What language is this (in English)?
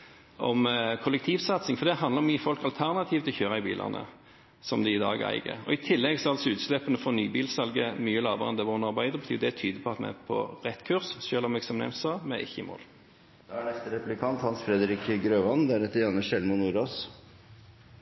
Norwegian Bokmål